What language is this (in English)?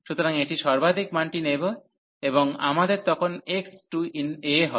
Bangla